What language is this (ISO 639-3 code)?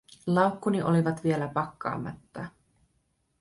fin